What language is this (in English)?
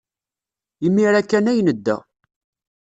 Kabyle